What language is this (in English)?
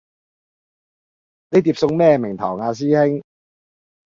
Cantonese